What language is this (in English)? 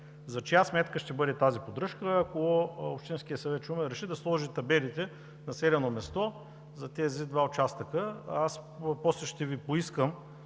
Bulgarian